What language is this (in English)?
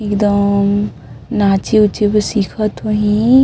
Chhattisgarhi